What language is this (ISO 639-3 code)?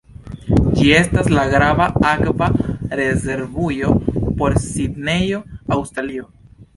epo